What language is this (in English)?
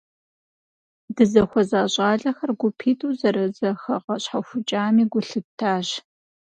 Kabardian